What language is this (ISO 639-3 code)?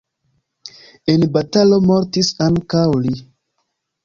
epo